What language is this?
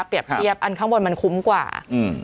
Thai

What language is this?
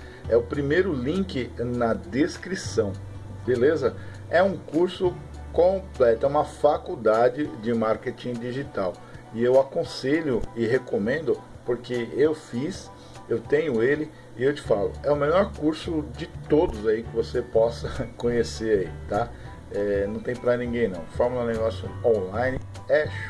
Portuguese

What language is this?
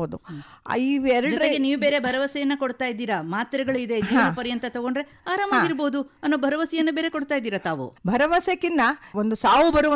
Kannada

